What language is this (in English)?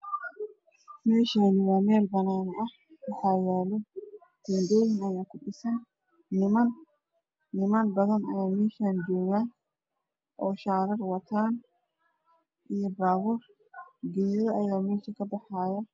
Somali